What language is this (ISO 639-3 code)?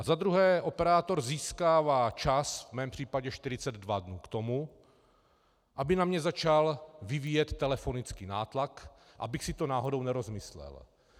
ces